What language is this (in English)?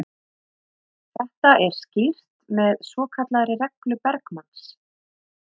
Icelandic